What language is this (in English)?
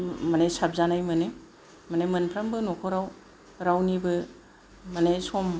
Bodo